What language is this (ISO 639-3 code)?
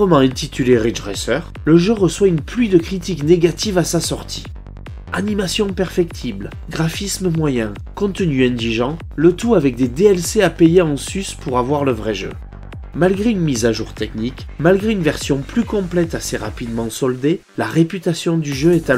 fra